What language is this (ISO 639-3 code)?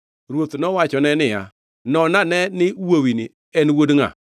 luo